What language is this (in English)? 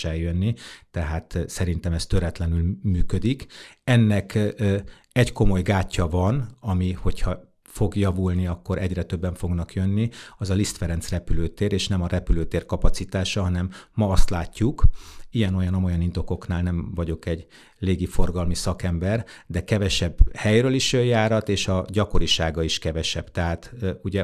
Hungarian